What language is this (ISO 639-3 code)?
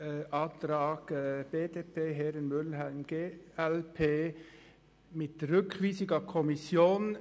gsw